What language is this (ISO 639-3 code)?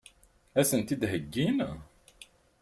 kab